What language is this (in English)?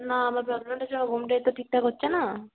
Bangla